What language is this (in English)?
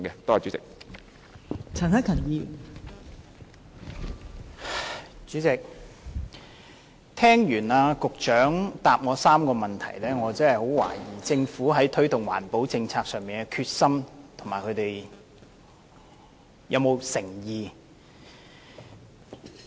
Cantonese